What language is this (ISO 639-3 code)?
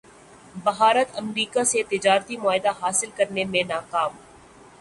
urd